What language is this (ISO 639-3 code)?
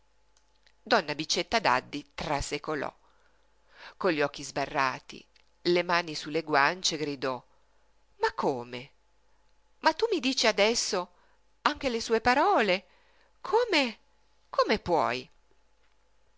ita